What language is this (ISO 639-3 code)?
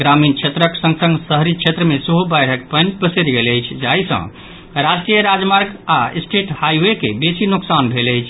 mai